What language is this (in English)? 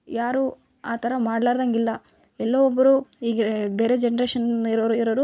Kannada